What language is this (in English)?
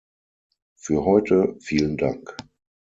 German